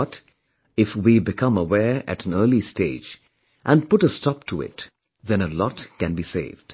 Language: English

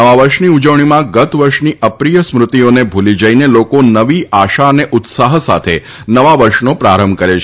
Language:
Gujarati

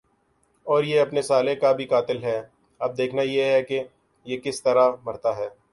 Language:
Urdu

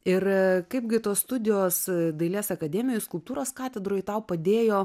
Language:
Lithuanian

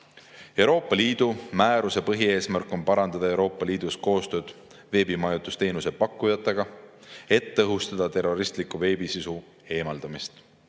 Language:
Estonian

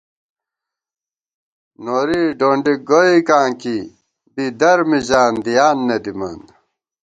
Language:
Gawar-Bati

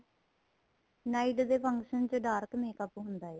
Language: Punjabi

